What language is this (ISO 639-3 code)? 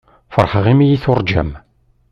kab